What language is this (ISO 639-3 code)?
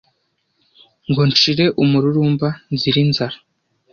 kin